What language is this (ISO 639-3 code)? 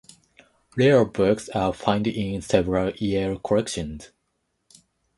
eng